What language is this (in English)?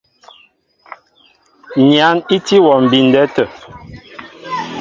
Mbo (Cameroon)